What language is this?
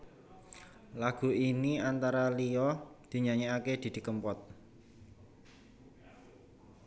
Javanese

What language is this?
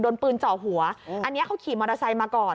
Thai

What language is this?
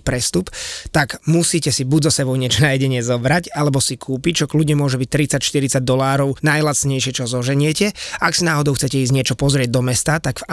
Slovak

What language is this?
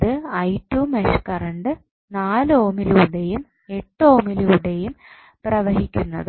Malayalam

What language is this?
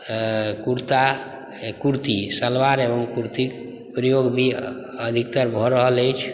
Maithili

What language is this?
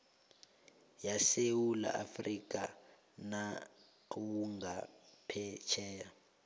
South Ndebele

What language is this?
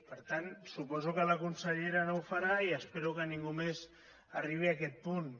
Catalan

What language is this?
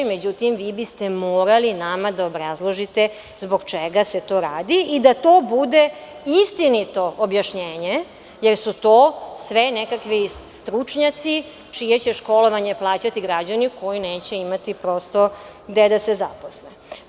Serbian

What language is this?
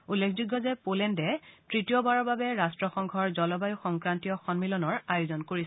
Assamese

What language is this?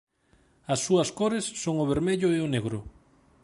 Galician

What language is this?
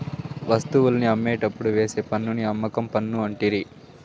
Telugu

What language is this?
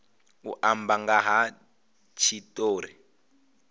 Venda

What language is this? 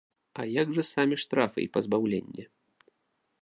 Belarusian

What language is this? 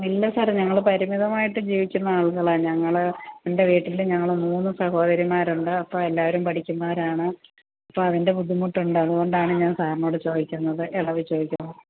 Malayalam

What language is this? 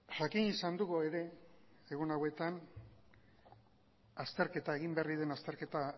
Basque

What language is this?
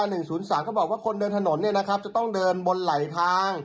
Thai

